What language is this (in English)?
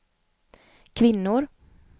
Swedish